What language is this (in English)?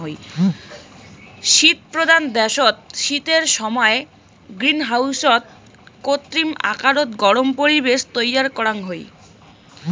Bangla